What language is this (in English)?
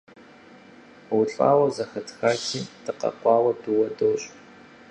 Kabardian